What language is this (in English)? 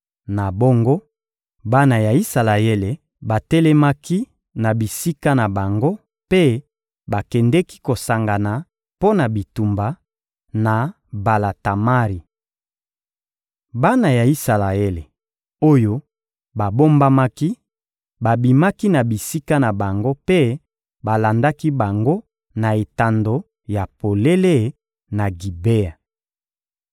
Lingala